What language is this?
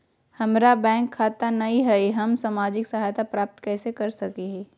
Magahi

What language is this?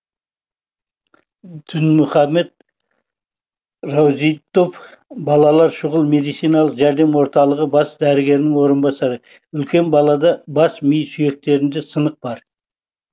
Kazakh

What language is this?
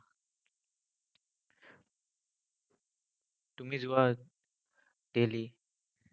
Assamese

